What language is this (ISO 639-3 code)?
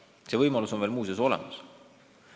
est